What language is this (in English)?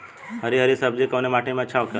Bhojpuri